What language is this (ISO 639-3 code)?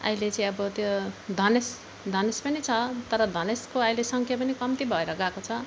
nep